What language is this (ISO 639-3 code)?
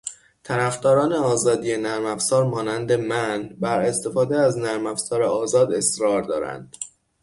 fas